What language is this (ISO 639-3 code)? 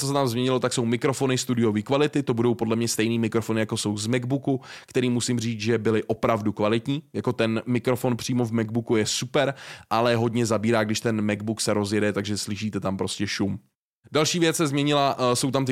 ces